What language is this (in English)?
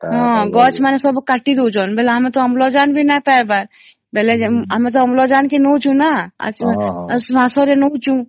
Odia